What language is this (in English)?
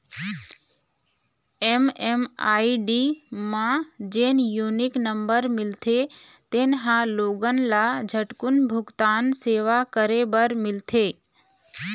Chhattisgarhi